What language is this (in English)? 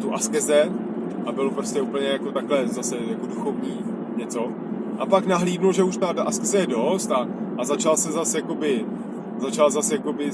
Czech